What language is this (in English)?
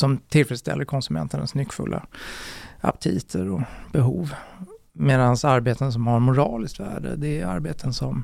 Swedish